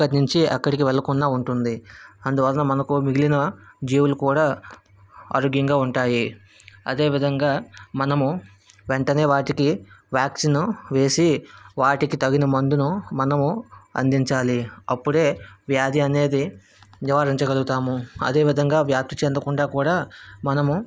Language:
Telugu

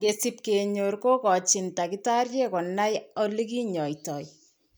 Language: Kalenjin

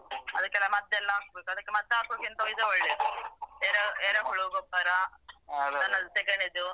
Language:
Kannada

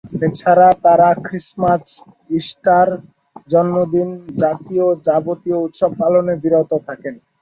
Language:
Bangla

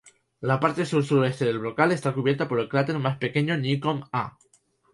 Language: Spanish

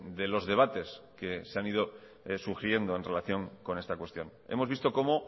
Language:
Spanish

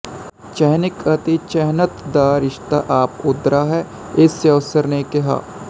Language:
Punjabi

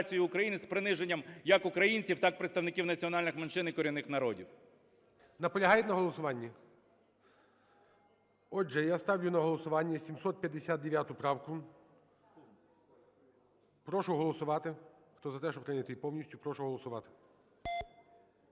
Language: Ukrainian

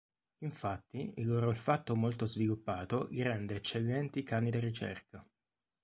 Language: Italian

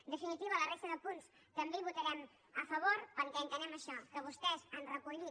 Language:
Catalan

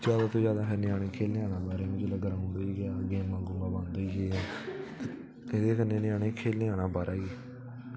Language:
Dogri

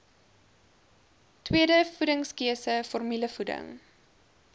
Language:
Afrikaans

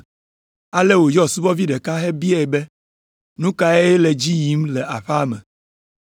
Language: Ewe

